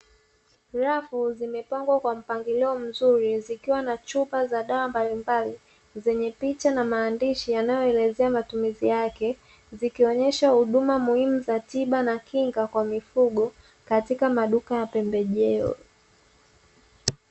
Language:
Swahili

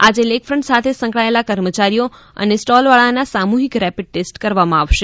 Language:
Gujarati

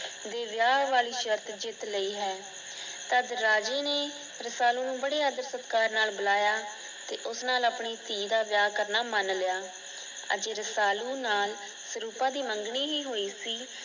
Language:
Punjabi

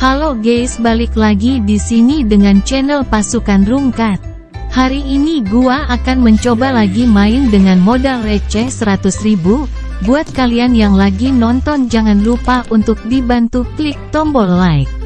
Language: Indonesian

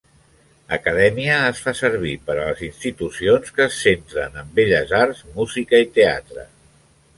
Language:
Catalan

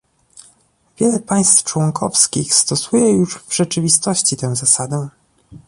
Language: Polish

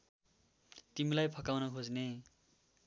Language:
Nepali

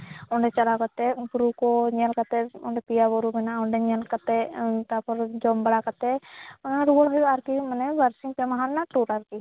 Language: Santali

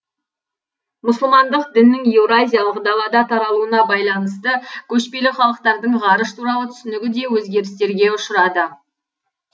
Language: Kazakh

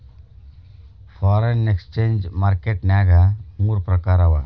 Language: Kannada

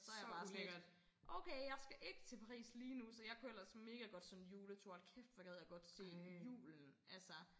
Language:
Danish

